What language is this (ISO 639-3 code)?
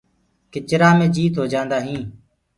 ggg